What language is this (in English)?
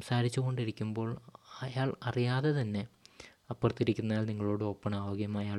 Malayalam